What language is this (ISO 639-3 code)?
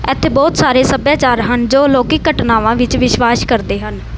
pan